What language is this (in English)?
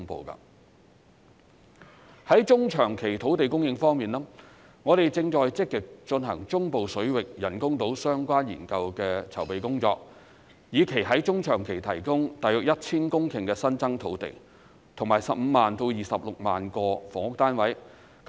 Cantonese